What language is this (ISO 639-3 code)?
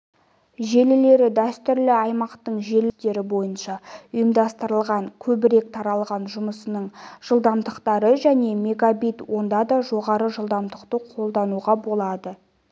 kaz